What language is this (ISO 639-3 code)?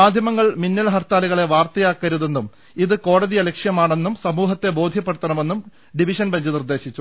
mal